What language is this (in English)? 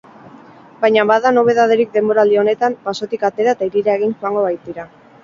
Basque